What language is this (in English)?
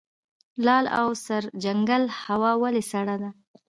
Pashto